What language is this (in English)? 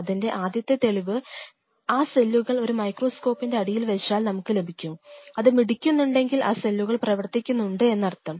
Malayalam